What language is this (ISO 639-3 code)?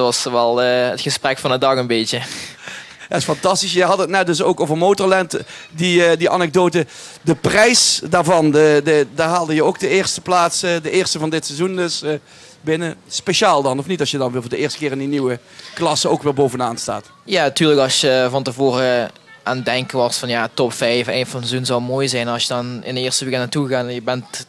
nld